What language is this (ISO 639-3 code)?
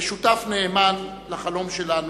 heb